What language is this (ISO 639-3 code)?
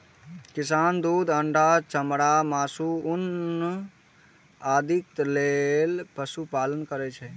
mai